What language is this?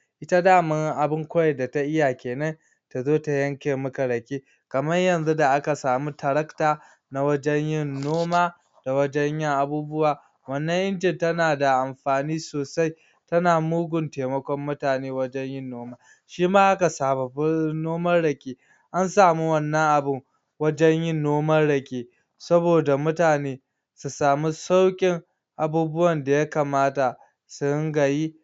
Hausa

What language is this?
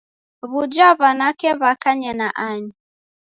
Taita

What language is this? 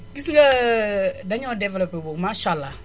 Wolof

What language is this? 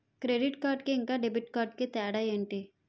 Telugu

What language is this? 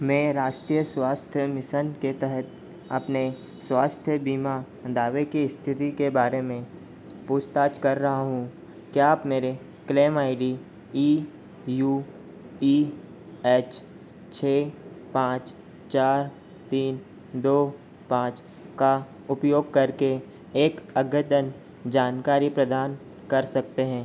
Hindi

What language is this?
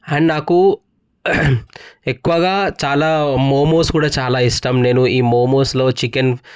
Telugu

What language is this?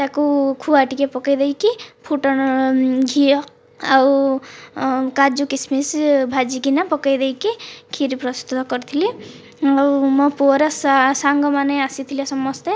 Odia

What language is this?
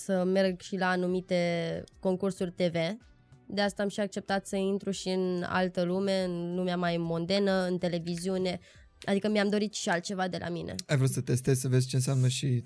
Romanian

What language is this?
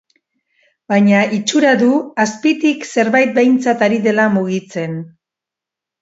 Basque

